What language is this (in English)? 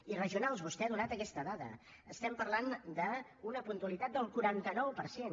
Catalan